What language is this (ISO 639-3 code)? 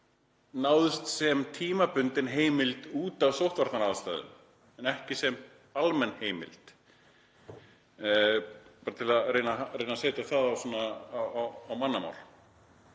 isl